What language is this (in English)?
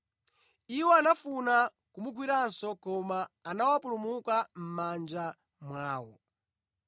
Nyanja